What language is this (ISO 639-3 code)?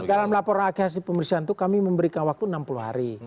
ind